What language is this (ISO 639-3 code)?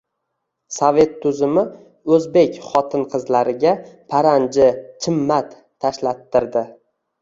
uzb